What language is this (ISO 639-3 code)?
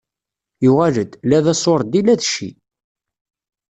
kab